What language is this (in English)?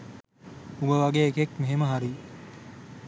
Sinhala